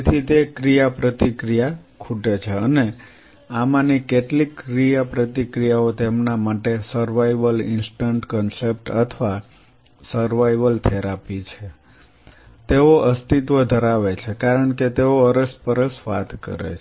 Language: Gujarati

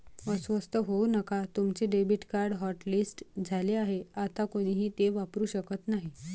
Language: Marathi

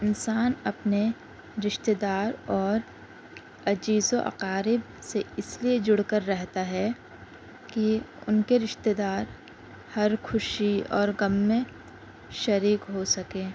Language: Urdu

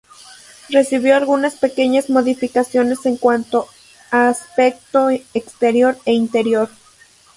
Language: Spanish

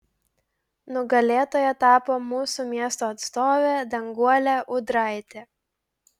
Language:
Lithuanian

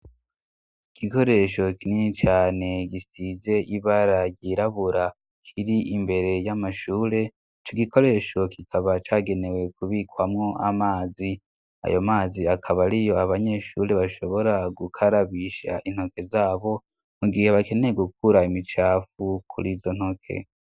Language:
Rundi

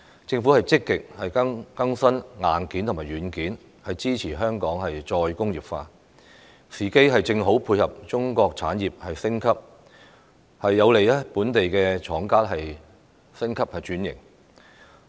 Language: Cantonese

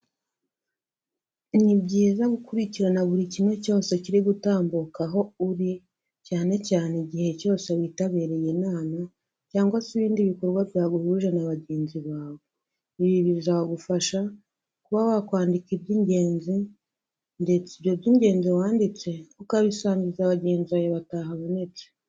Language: Kinyarwanda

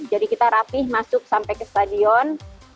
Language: Indonesian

